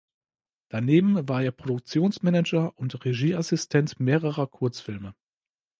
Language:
German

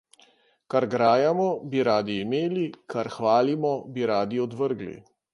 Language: Slovenian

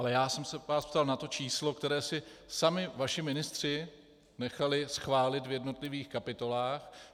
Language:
Czech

